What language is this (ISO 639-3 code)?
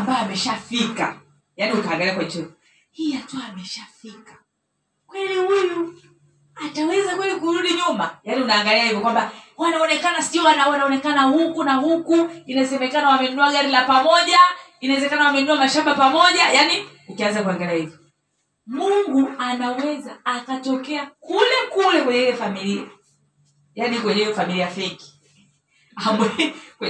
swa